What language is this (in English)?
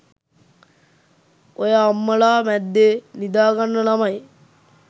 Sinhala